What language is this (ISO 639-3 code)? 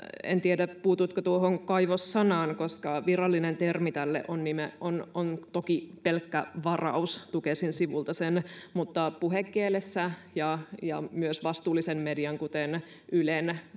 fin